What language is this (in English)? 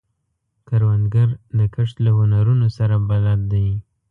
Pashto